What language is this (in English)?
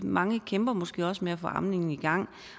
Danish